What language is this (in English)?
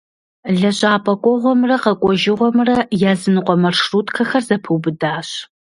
Kabardian